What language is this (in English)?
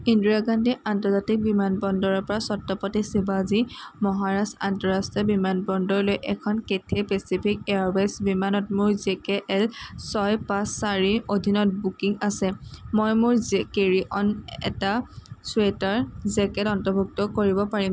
Assamese